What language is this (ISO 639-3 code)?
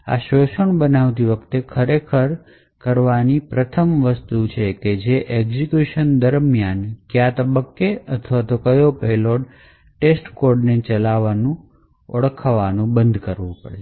guj